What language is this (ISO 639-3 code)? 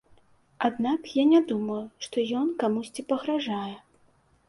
bel